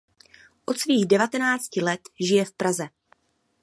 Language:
Czech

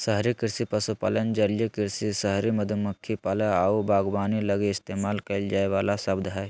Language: Magahi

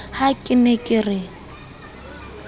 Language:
Southern Sotho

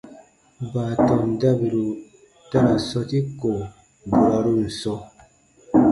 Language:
Baatonum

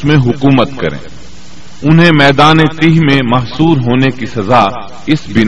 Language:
Urdu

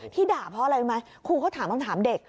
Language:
Thai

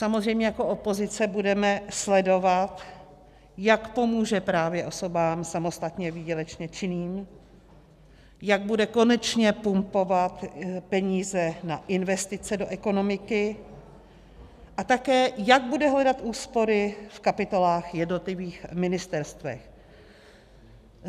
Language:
Czech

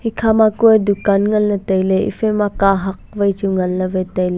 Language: Wancho Naga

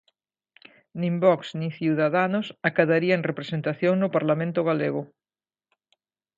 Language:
Galician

